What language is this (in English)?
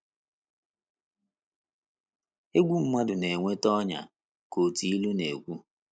Igbo